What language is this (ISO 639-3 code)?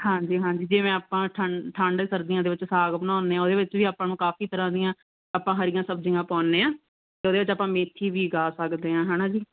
pan